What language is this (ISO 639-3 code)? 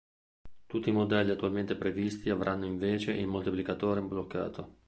ita